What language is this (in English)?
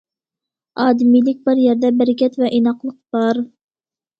Uyghur